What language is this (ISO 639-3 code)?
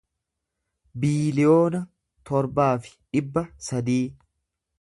orm